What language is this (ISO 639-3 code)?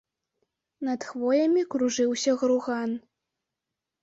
bel